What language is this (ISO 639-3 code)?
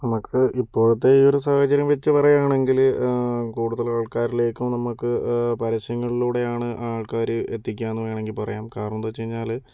mal